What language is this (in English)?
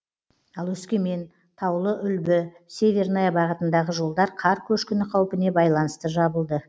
Kazakh